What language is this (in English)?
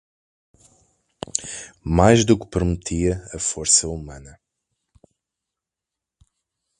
Portuguese